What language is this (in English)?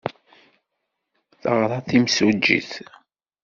Kabyle